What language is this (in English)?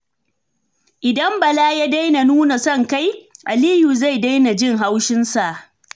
Hausa